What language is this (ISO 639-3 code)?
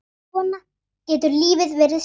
isl